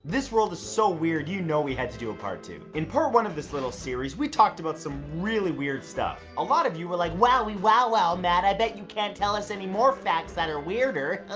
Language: English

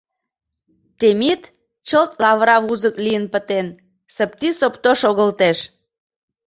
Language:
Mari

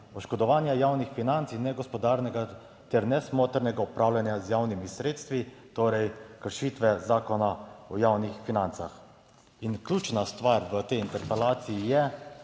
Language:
Slovenian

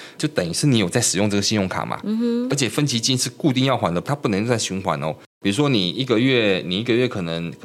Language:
Chinese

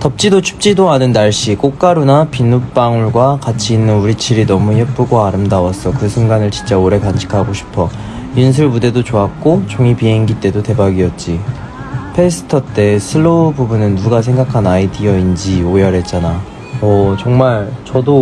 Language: Korean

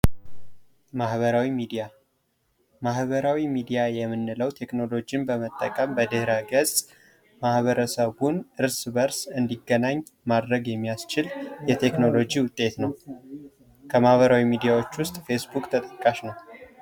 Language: Amharic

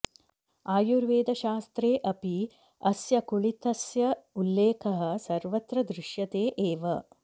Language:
Sanskrit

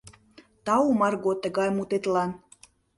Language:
Mari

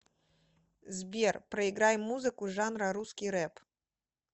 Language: Russian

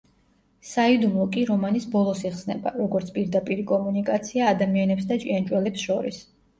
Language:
Georgian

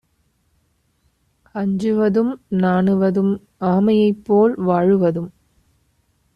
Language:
Tamil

